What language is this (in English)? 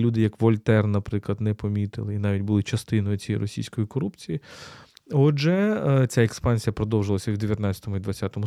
Ukrainian